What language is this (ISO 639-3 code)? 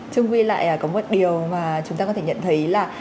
vie